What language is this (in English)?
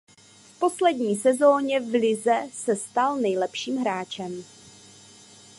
Czech